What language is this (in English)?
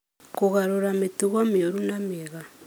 Kikuyu